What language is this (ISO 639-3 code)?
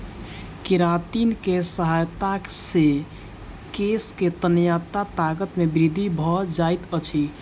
mai